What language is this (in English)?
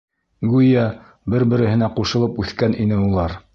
Bashkir